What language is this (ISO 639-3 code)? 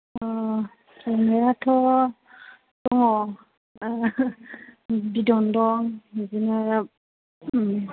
brx